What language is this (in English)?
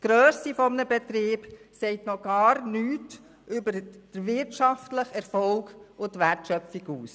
Swiss German